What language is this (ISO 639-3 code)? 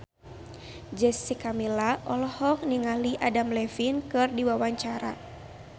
sun